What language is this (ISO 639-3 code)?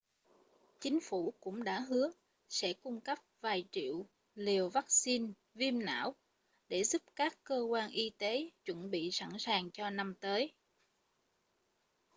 vie